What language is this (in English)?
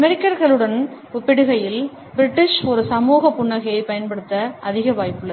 Tamil